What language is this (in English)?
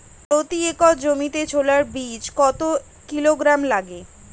Bangla